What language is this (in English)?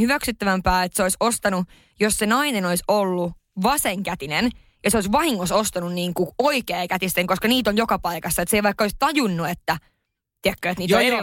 Finnish